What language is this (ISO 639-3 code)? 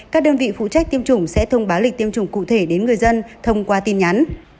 vie